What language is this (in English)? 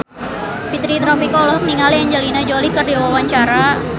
Sundanese